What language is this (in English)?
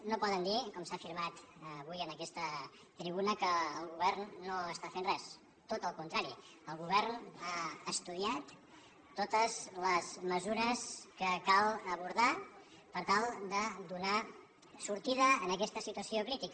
Catalan